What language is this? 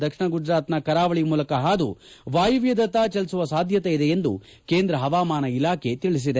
Kannada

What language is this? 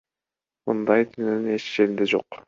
Kyrgyz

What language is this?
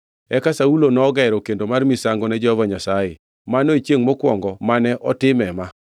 Luo (Kenya and Tanzania)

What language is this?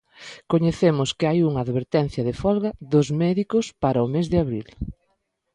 Galician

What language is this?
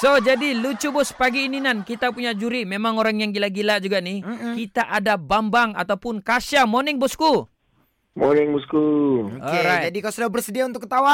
Malay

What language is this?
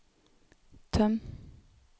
Norwegian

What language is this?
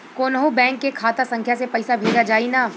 Bhojpuri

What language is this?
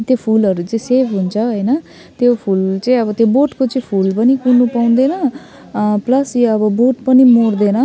Nepali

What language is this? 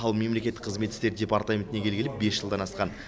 Kazakh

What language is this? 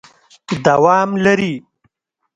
Pashto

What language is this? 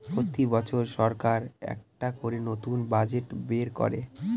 Bangla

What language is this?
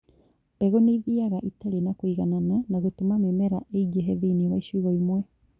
Kikuyu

